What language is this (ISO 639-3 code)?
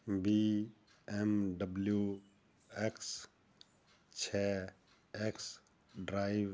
pan